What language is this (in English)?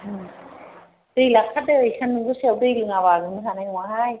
Bodo